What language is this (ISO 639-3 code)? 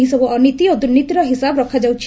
ori